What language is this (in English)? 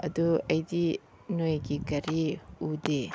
Manipuri